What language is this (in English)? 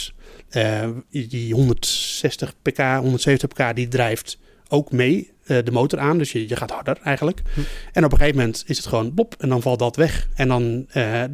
Dutch